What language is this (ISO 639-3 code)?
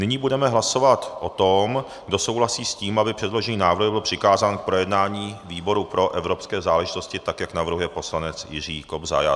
ces